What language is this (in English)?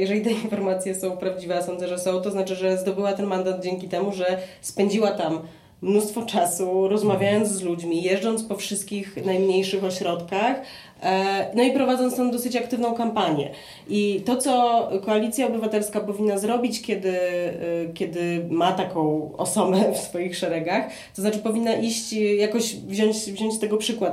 Polish